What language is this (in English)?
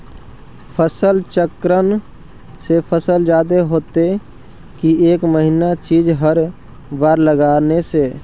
Magahi